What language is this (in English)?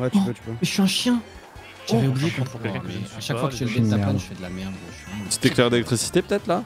French